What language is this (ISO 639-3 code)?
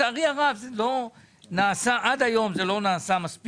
heb